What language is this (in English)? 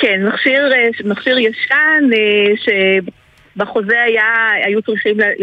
Hebrew